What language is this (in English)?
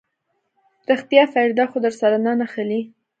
Pashto